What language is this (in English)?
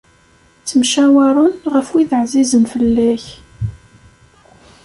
Kabyle